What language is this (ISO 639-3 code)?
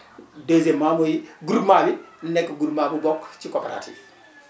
wol